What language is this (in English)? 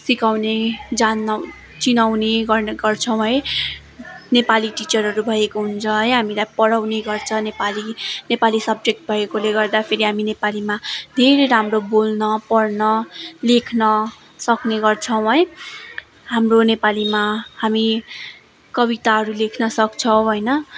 Nepali